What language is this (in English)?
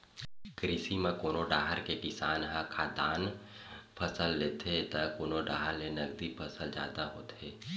Chhattisgarhi